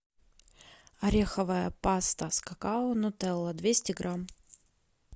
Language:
Russian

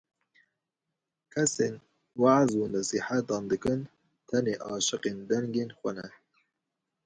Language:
Kurdish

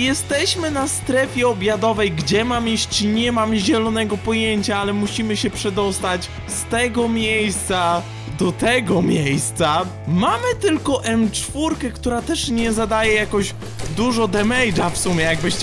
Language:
Polish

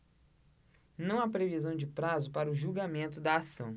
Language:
Portuguese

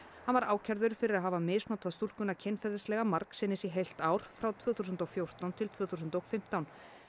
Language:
Icelandic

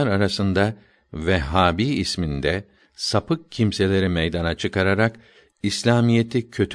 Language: Turkish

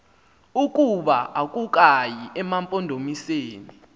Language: Xhosa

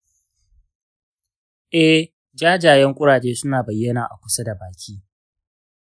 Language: Hausa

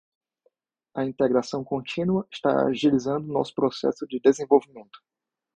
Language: Portuguese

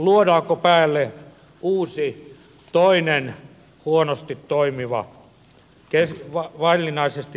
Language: Finnish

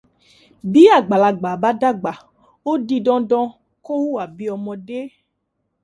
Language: Yoruba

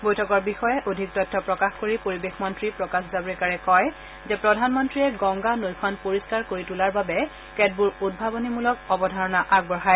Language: Assamese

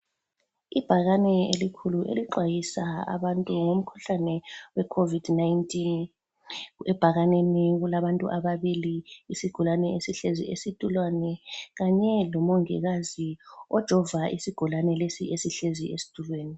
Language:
North Ndebele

